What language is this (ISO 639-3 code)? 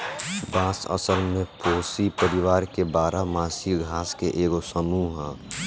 bho